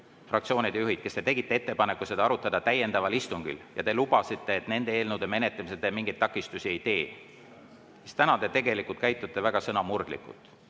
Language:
Estonian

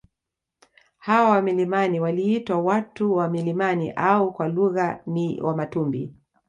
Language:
Swahili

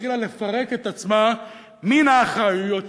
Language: Hebrew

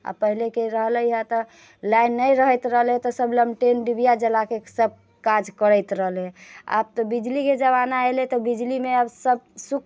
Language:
Maithili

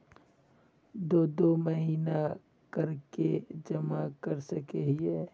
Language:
Magahi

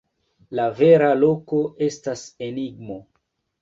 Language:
Esperanto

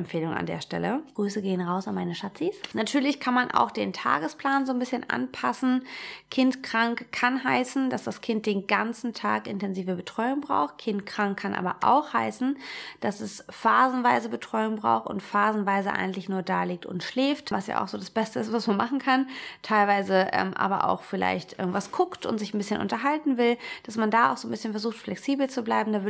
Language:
German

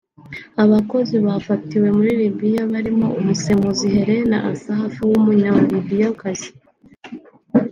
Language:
Kinyarwanda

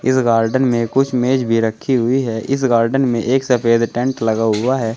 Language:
Hindi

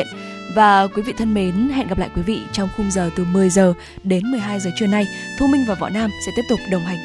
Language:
Vietnamese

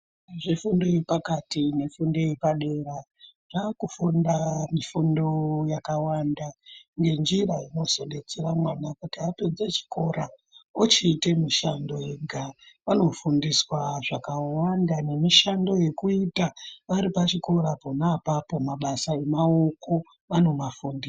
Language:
Ndau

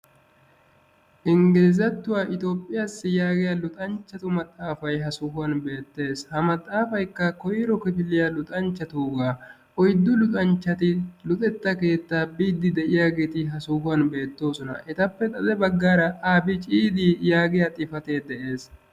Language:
Wolaytta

